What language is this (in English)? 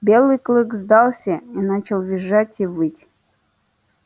Russian